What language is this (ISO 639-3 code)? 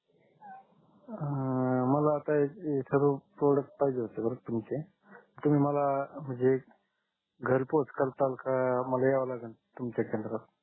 mar